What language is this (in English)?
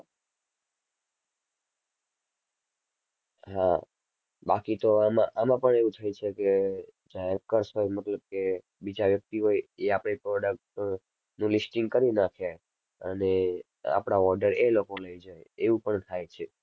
Gujarati